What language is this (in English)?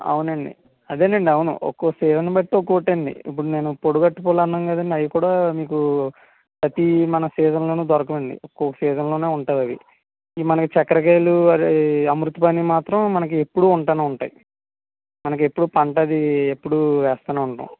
Telugu